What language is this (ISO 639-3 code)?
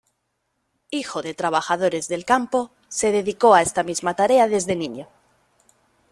spa